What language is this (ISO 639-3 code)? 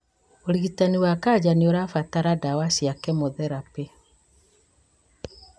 kik